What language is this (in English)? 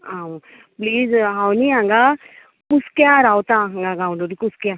Konkani